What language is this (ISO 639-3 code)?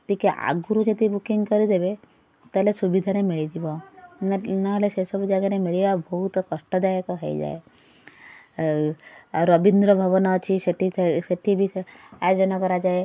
ori